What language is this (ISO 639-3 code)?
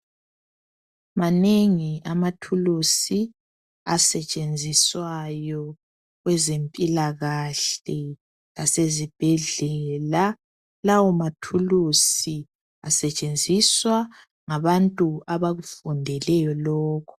nde